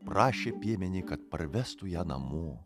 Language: Lithuanian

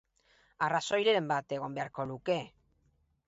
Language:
Basque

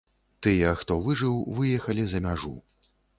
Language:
Belarusian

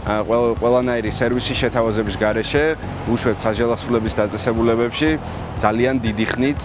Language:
Georgian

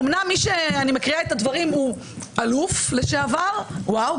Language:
Hebrew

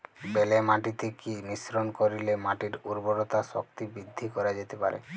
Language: Bangla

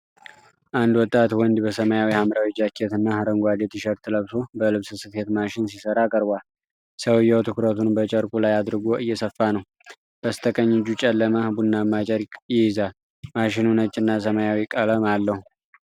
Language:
Amharic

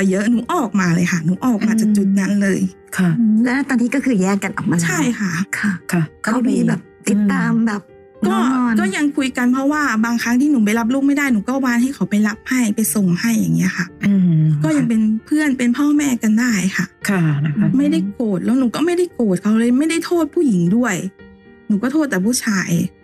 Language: Thai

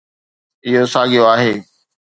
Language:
Sindhi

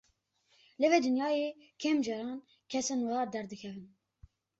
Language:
Kurdish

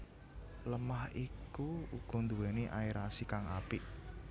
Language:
Javanese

